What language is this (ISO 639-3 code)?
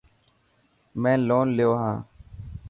mki